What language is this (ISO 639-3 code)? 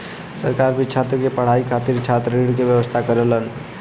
bho